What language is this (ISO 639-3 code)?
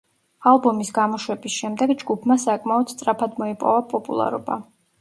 kat